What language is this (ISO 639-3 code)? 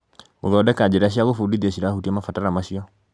kik